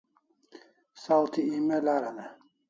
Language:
Kalasha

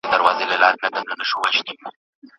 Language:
Pashto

